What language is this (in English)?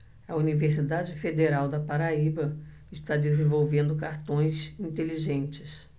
Portuguese